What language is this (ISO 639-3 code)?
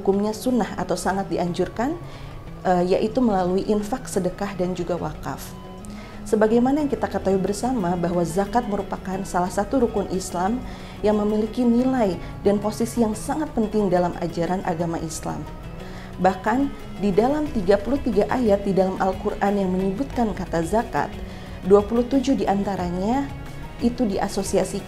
ind